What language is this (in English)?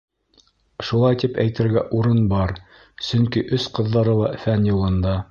Bashkir